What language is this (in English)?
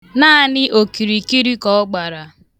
Igbo